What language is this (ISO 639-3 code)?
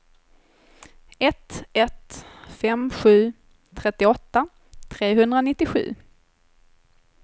swe